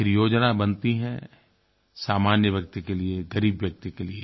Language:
Hindi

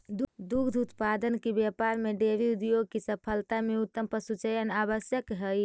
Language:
Magahi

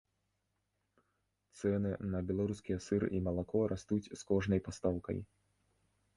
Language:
Belarusian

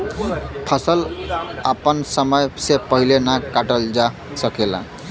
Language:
Bhojpuri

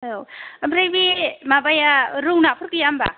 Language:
Bodo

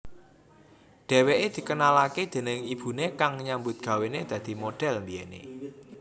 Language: Javanese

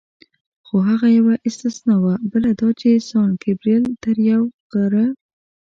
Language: Pashto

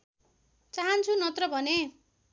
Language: Nepali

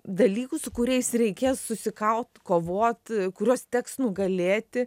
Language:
Lithuanian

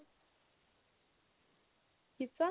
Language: Punjabi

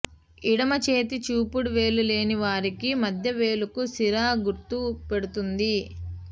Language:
Telugu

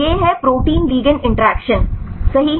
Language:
Hindi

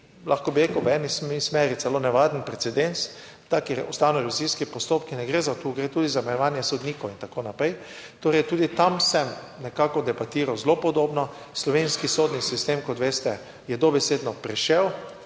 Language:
Slovenian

